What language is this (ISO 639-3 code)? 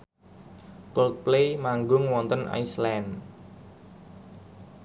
jav